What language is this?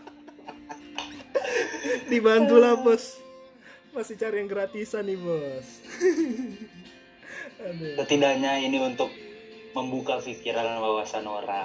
Indonesian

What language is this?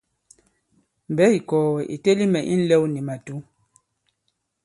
Bankon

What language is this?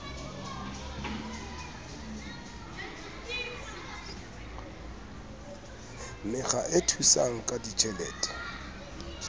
Southern Sotho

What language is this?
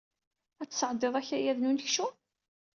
Kabyle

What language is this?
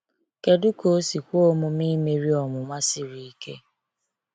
Igbo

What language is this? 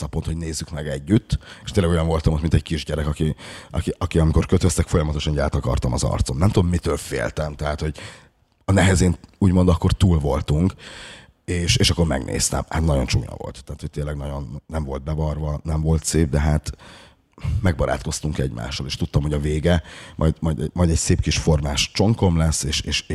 Hungarian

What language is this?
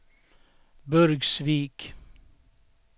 Swedish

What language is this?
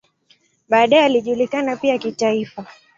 Swahili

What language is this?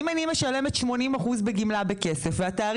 Hebrew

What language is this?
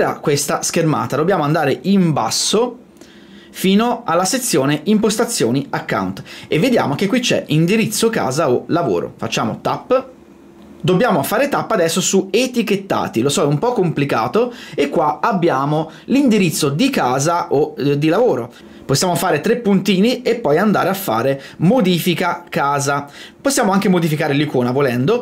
Italian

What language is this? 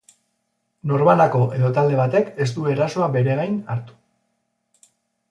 Basque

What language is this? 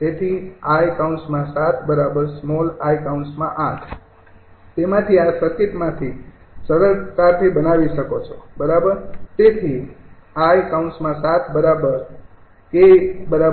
Gujarati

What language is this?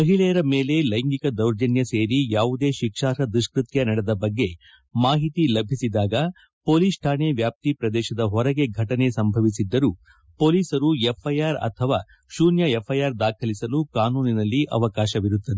Kannada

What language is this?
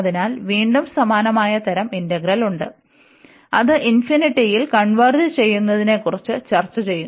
Malayalam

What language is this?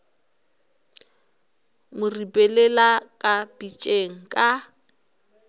Northern Sotho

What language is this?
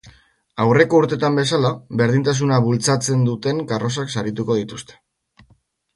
Basque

